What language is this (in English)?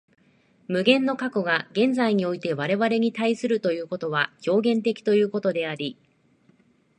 Japanese